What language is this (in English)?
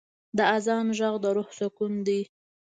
Pashto